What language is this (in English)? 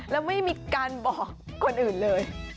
Thai